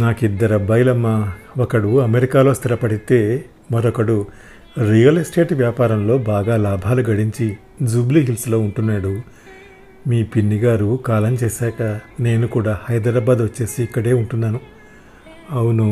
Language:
Telugu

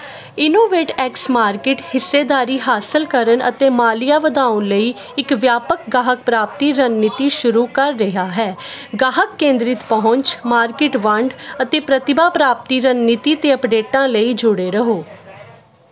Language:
Punjabi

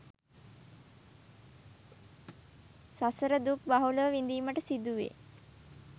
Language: Sinhala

